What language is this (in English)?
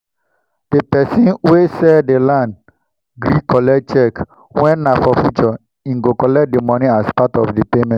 Nigerian Pidgin